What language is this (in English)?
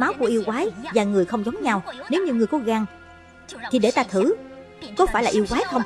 Vietnamese